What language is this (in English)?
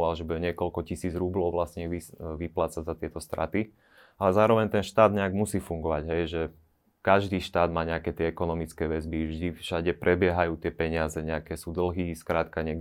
Slovak